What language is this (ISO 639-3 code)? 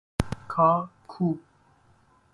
fas